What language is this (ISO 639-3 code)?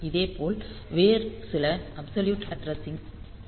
tam